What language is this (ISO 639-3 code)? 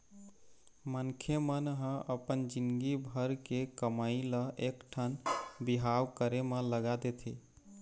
hne